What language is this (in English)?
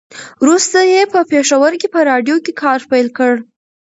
Pashto